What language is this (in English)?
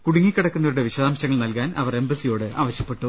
Malayalam